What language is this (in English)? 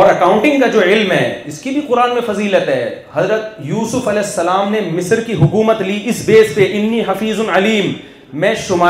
Urdu